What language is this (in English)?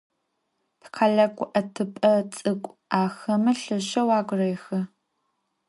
Adyghe